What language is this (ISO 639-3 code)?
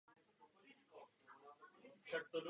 ces